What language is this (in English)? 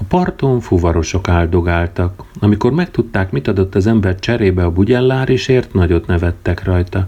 Hungarian